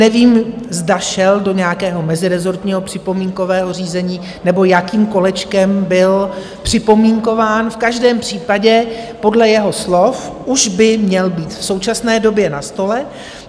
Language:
Czech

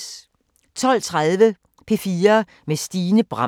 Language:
Danish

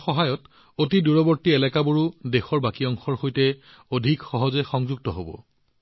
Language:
Assamese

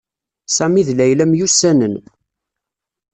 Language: Kabyle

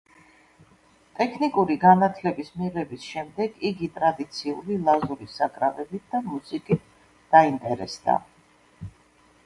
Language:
Georgian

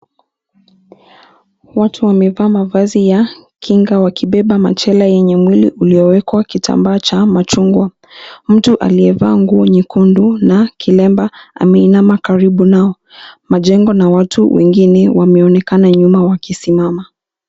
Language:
Swahili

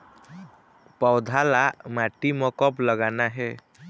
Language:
Chhattisgarhi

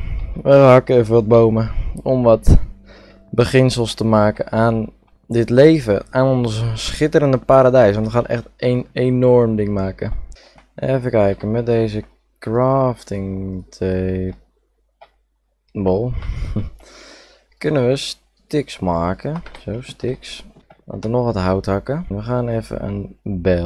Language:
Dutch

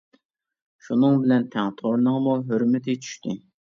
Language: Uyghur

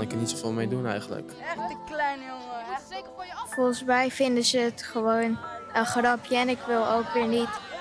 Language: Dutch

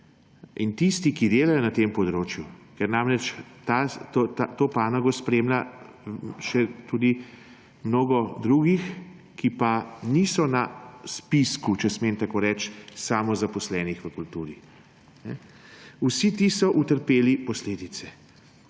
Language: Slovenian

